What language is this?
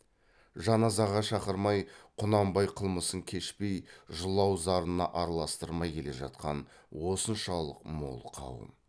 Kazakh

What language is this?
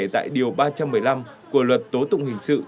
Vietnamese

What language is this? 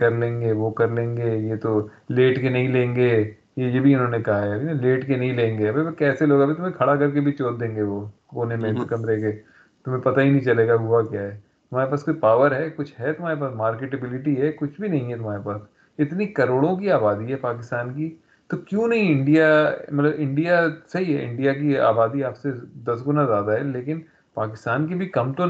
Urdu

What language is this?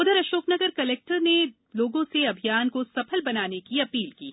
Hindi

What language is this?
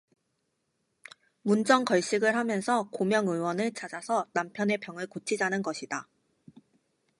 Korean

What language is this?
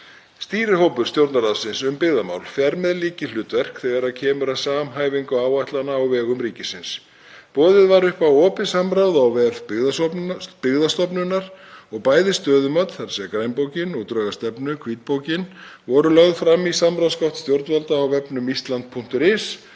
Icelandic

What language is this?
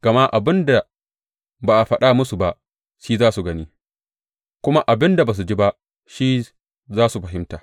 Hausa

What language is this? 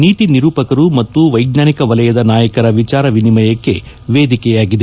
Kannada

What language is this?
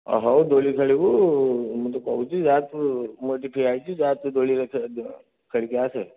Odia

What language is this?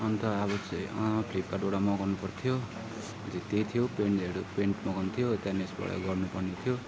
Nepali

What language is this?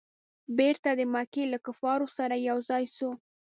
Pashto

